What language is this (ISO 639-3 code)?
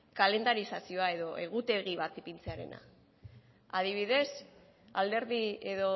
eus